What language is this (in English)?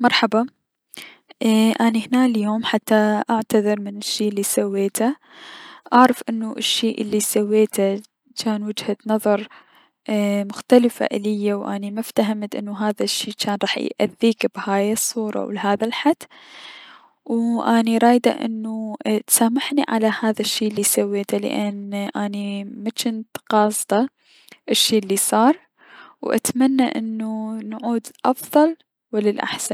Mesopotamian Arabic